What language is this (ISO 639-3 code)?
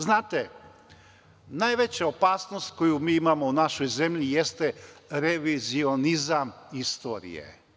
srp